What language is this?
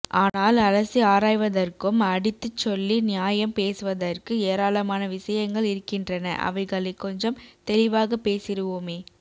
Tamil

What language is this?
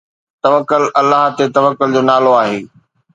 Sindhi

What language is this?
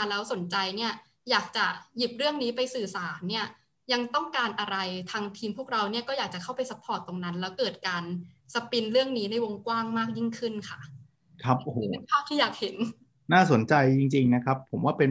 Thai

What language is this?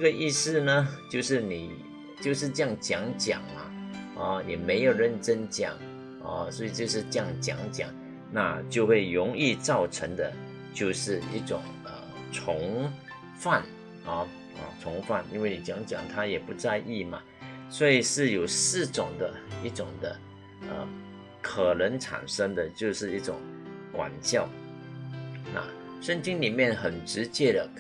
Chinese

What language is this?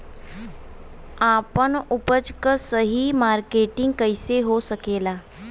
Bhojpuri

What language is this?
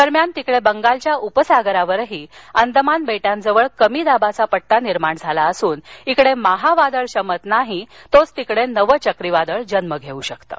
Marathi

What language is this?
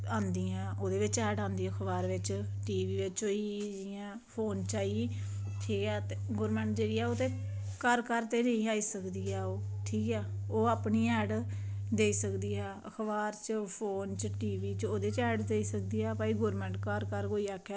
Dogri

